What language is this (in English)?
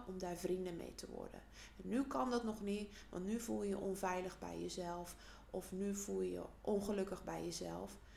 Dutch